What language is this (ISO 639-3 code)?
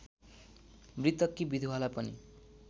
nep